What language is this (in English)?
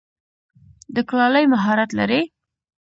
Pashto